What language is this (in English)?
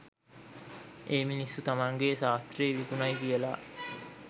Sinhala